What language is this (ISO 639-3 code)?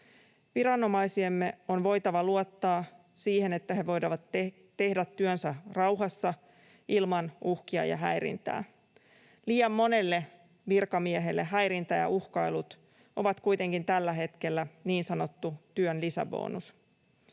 fin